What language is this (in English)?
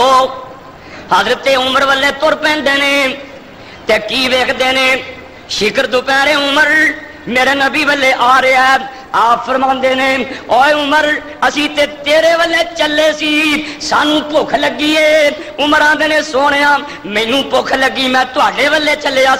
Hindi